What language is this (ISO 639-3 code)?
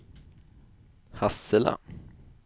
swe